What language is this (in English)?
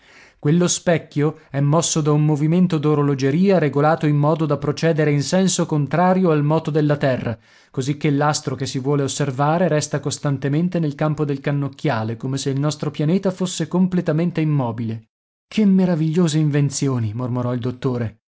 Italian